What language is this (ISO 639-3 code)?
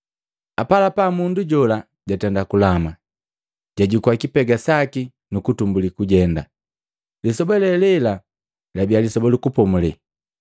mgv